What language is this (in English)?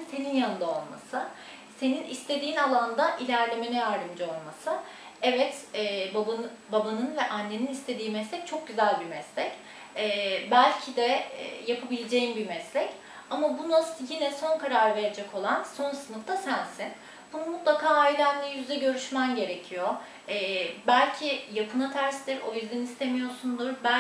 Turkish